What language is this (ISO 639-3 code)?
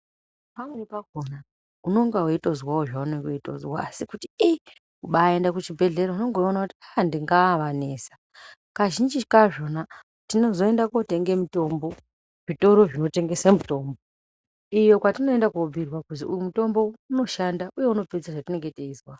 ndc